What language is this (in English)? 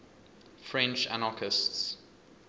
English